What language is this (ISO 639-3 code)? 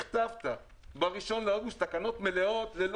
heb